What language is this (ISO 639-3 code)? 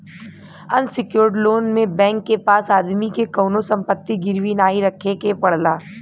bho